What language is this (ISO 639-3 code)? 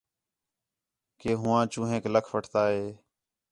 xhe